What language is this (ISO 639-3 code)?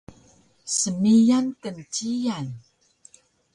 trv